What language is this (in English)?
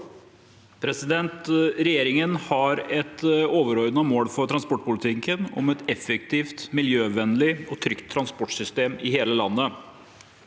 Norwegian